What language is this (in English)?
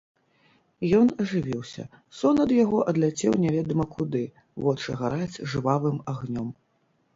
Belarusian